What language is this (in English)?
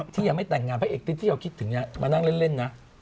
Thai